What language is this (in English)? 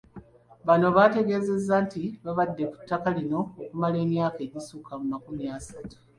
Ganda